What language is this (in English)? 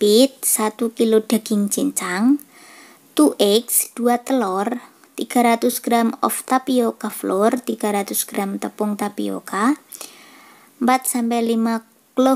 Indonesian